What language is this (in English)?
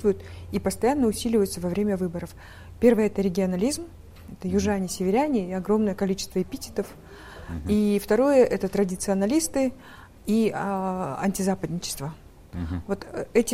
Russian